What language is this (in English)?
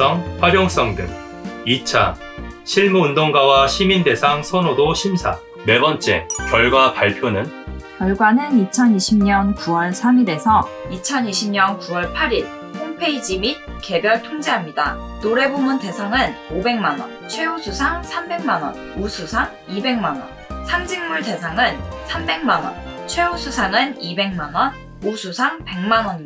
Korean